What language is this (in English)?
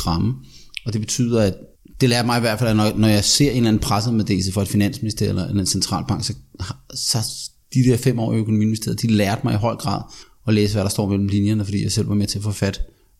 Danish